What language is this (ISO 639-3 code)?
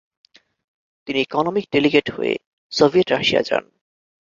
ben